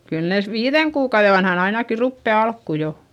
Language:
Finnish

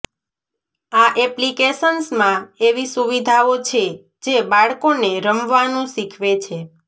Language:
Gujarati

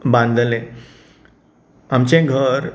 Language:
Konkani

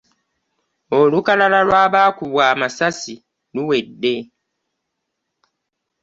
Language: Ganda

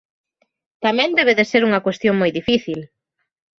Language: Galician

